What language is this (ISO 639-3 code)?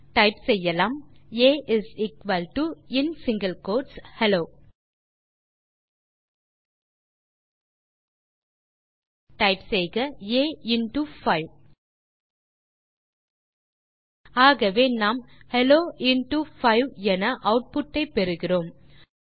tam